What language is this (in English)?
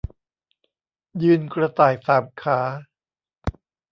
Thai